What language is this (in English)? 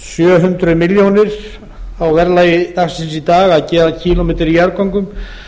Icelandic